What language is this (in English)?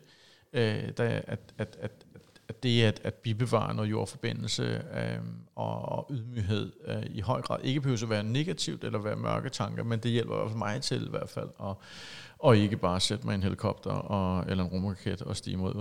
Danish